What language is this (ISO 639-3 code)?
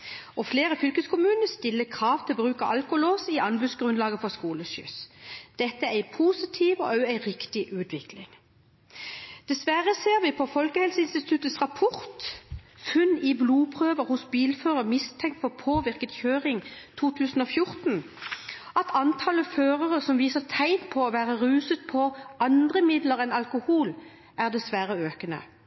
nob